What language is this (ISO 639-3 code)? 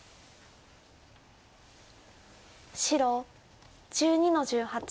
jpn